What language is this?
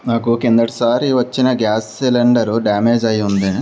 Telugu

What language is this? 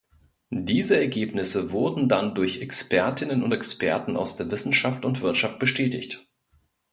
German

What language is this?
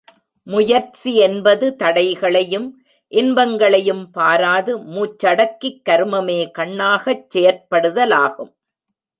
Tamil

